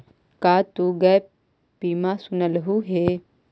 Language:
Magahi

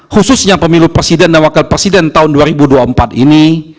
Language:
Indonesian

